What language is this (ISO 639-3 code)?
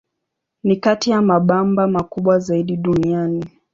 swa